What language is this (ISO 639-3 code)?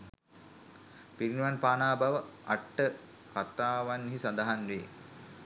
sin